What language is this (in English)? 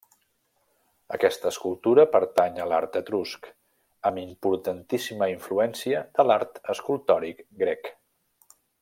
Catalan